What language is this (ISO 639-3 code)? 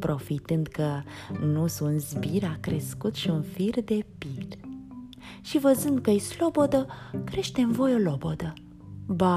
ron